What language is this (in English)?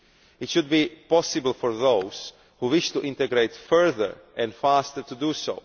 English